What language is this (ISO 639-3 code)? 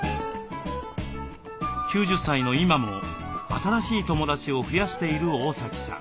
jpn